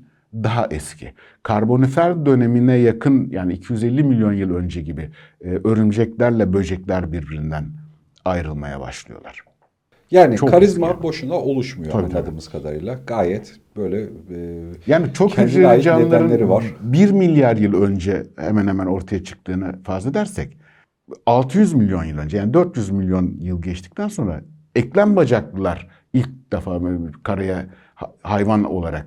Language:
Turkish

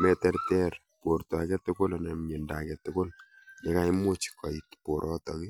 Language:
Kalenjin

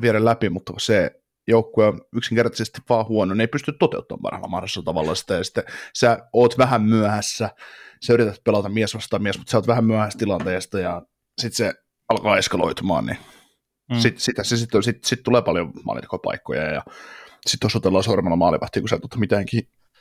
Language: Finnish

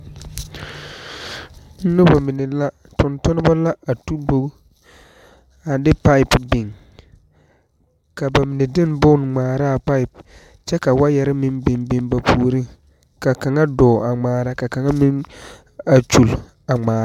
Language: Southern Dagaare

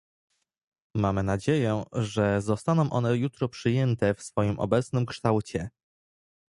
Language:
Polish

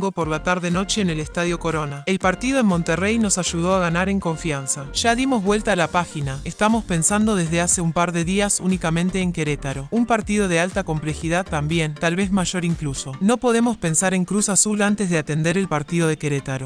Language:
Spanish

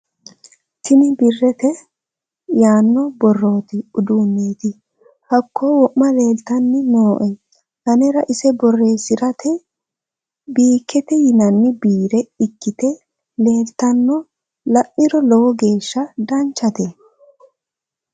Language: Sidamo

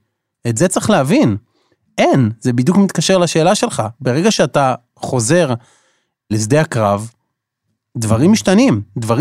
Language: Hebrew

